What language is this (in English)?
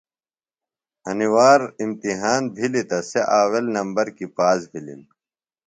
Phalura